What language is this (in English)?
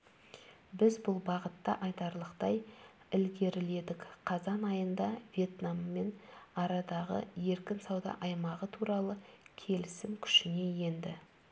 Kazakh